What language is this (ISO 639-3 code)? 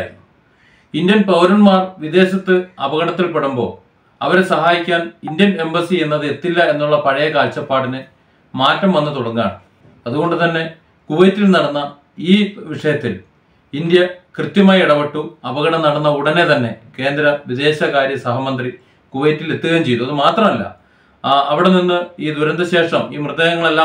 mal